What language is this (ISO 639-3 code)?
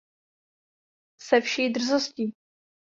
ces